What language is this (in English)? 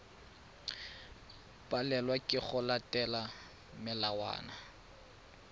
Tswana